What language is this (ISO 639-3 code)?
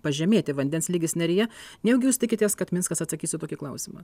lit